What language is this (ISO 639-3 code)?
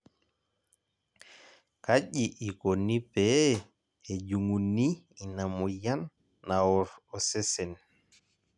mas